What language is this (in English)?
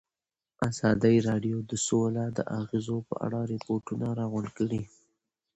Pashto